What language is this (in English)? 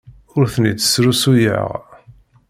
Kabyle